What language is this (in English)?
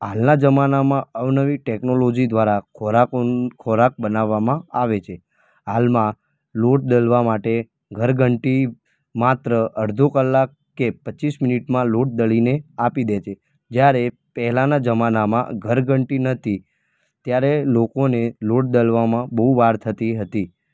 Gujarati